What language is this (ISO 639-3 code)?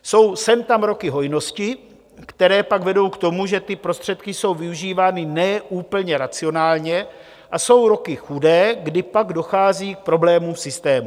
ces